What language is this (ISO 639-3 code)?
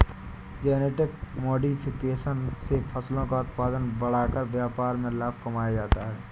hin